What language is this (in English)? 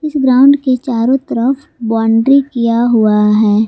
Hindi